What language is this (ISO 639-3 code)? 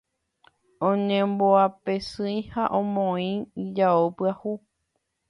grn